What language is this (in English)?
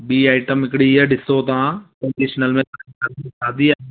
Sindhi